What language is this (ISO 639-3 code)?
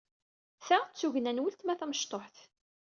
kab